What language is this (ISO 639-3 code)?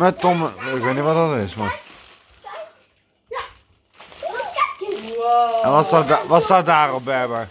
nld